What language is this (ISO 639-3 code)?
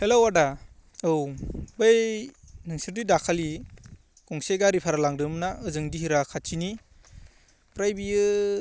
brx